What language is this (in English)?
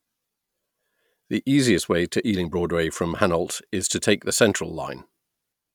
English